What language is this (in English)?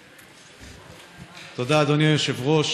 Hebrew